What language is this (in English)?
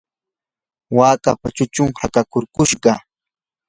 Yanahuanca Pasco Quechua